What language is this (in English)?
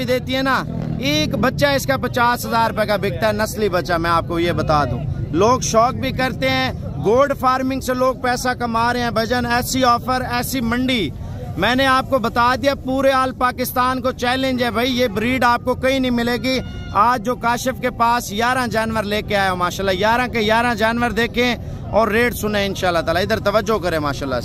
Hindi